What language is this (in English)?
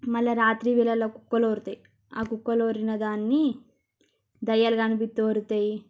Telugu